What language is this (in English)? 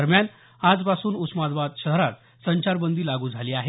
Marathi